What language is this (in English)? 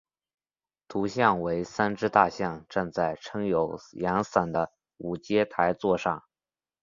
Chinese